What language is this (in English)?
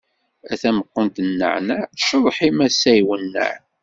Kabyle